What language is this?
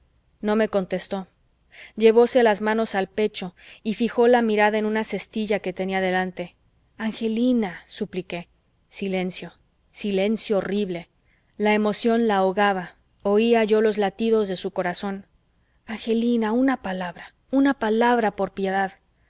Spanish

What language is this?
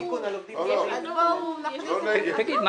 Hebrew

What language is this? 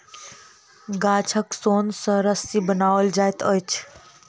Maithili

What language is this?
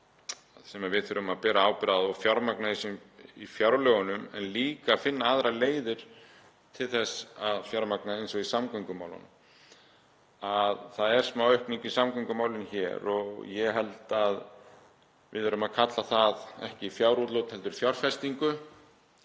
Icelandic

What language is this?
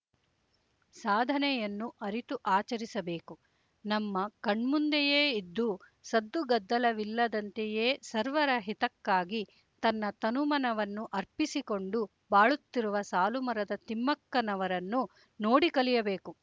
Kannada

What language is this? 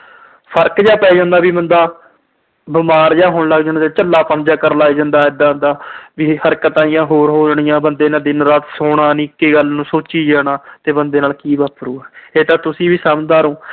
Punjabi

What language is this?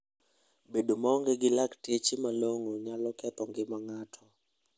Luo (Kenya and Tanzania)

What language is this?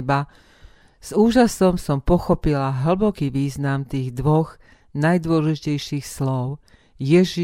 Slovak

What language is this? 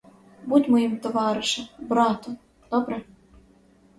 Ukrainian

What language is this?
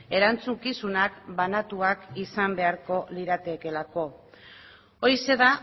Basque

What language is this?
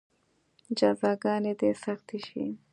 Pashto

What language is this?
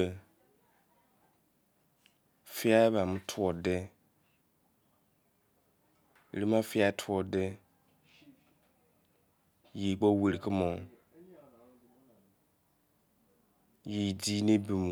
Izon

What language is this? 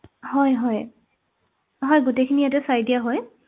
Assamese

